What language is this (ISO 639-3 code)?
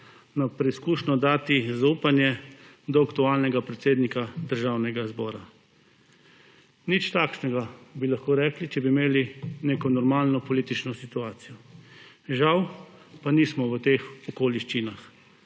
slv